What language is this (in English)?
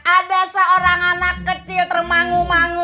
Indonesian